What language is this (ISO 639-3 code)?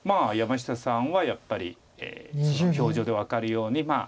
jpn